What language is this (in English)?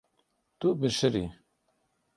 Kurdish